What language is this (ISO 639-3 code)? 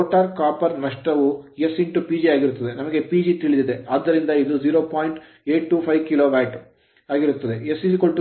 kan